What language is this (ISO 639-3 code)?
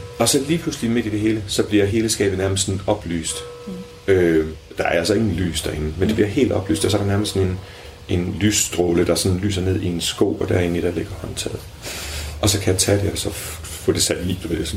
dan